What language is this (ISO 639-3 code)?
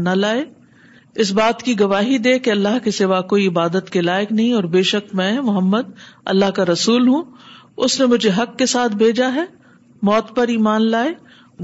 urd